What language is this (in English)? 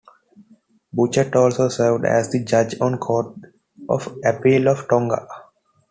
English